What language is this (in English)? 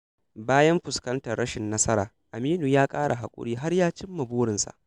Hausa